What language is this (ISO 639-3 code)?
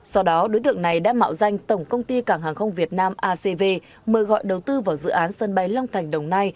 vie